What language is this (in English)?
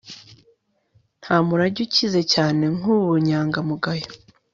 Kinyarwanda